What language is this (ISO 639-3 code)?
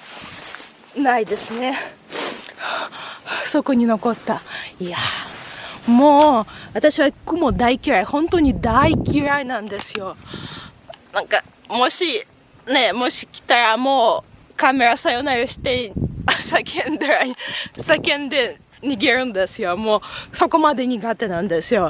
jpn